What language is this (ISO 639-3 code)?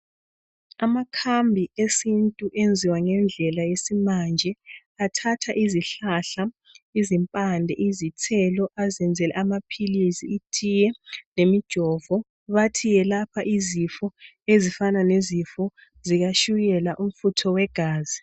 nde